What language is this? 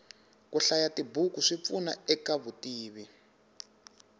Tsonga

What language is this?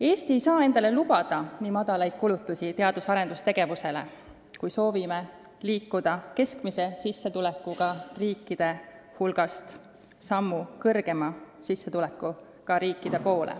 Estonian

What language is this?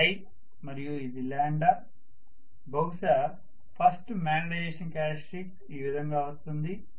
Telugu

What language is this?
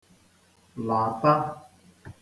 Igbo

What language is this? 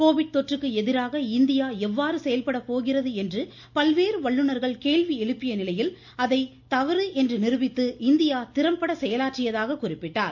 Tamil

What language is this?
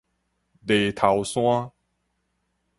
Min Nan Chinese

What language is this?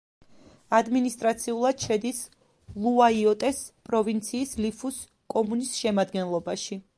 Georgian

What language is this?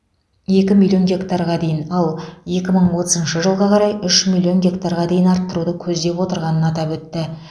Kazakh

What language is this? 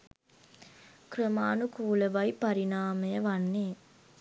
Sinhala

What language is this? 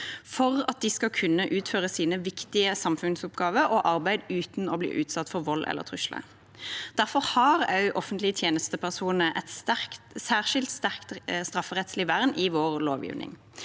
Norwegian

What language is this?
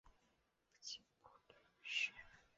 Chinese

